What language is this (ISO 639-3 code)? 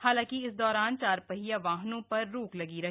hin